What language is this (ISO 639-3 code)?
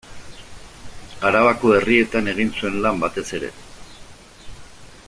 eus